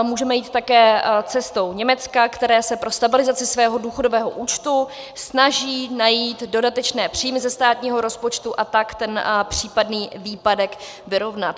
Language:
Czech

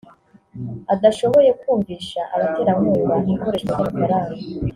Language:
Kinyarwanda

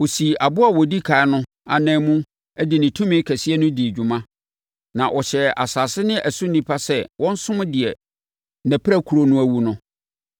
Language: Akan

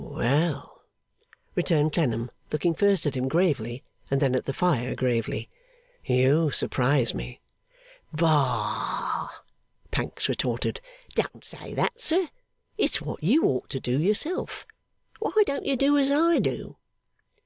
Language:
English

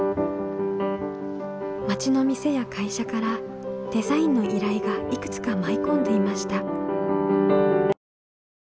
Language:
Japanese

